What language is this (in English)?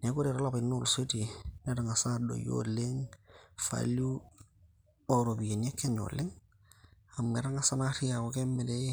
Masai